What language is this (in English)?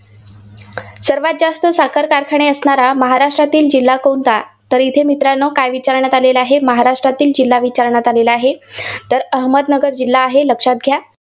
Marathi